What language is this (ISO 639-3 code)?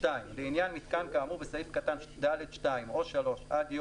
heb